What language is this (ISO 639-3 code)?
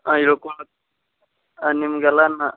kan